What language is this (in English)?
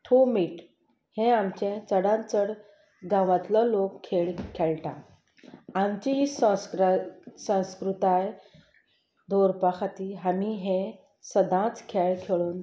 Konkani